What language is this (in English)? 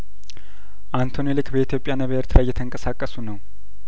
Amharic